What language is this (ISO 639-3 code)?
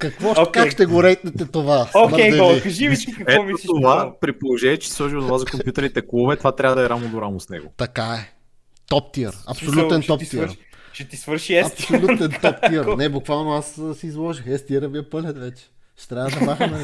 bul